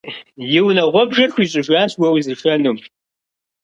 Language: Kabardian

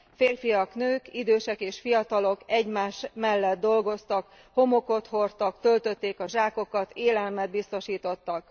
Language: Hungarian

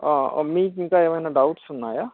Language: Telugu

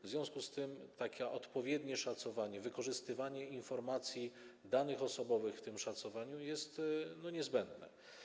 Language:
Polish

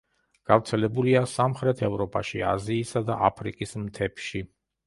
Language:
Georgian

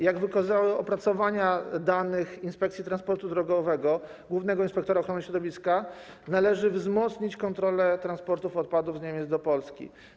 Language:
Polish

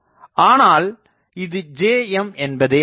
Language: Tamil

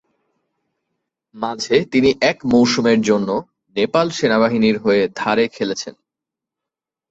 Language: Bangla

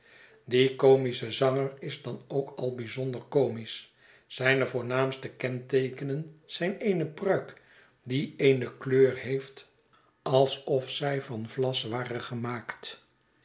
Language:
Dutch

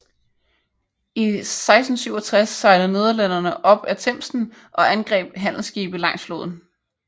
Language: Danish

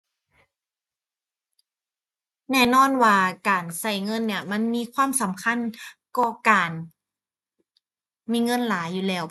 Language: Thai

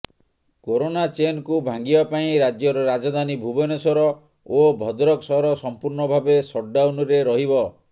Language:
Odia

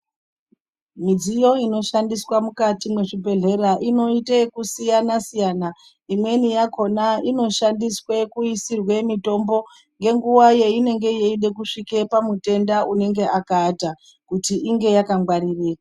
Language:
Ndau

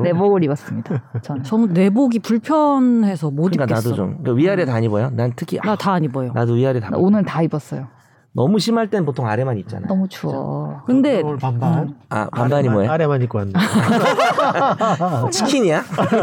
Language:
Korean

